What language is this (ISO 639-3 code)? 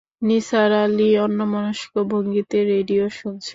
ben